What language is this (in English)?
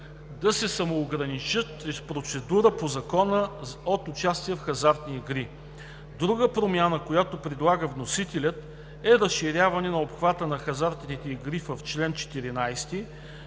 Bulgarian